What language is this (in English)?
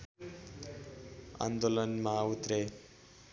Nepali